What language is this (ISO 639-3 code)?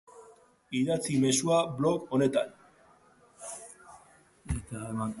eus